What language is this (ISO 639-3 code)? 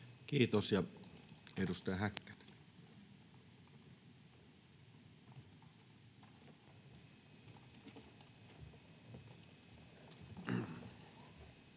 fin